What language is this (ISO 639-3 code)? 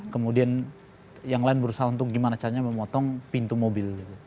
ind